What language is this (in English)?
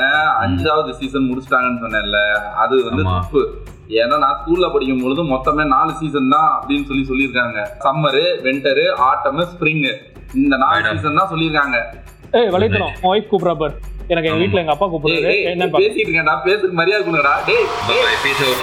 Tamil